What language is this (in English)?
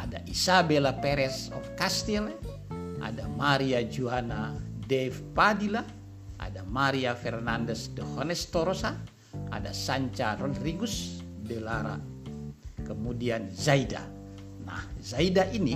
Indonesian